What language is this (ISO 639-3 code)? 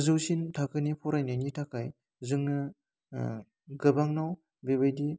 brx